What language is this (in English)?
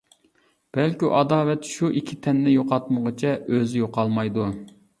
Uyghur